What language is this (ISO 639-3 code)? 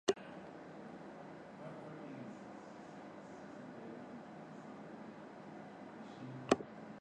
swa